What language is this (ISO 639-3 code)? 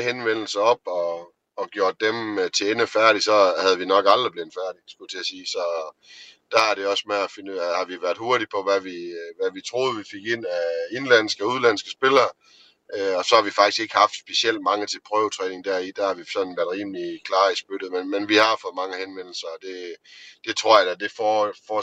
dan